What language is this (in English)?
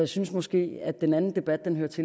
Danish